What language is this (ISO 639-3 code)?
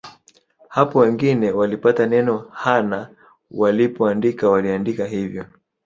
swa